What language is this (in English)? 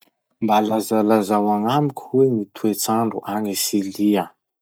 Masikoro Malagasy